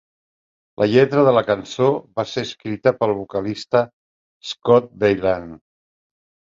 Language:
Catalan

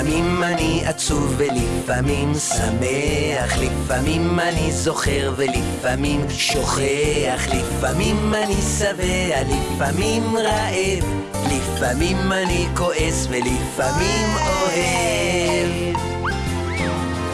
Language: Hebrew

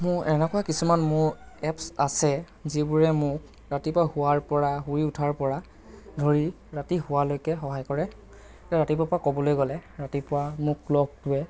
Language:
Assamese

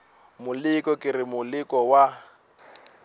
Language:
Northern Sotho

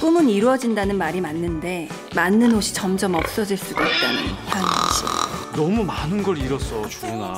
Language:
Korean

